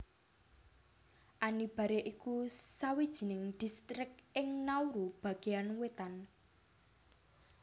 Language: Javanese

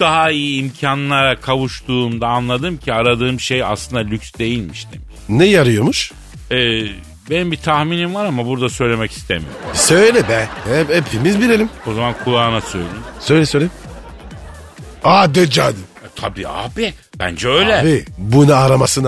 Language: Turkish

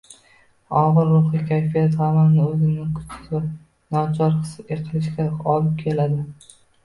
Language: Uzbek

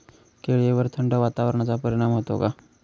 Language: Marathi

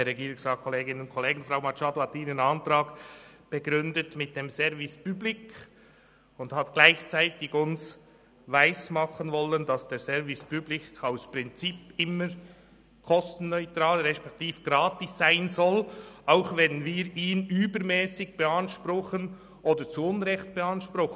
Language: Swiss German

